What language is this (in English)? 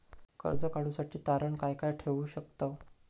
Marathi